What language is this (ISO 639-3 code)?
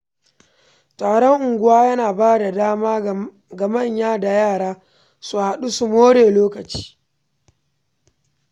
hau